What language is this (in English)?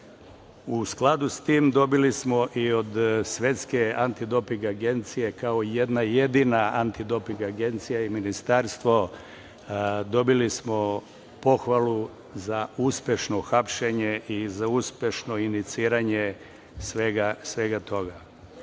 Serbian